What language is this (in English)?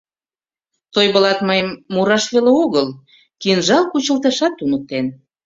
Mari